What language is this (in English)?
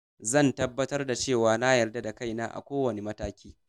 Hausa